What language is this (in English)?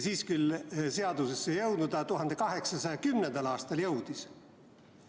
Estonian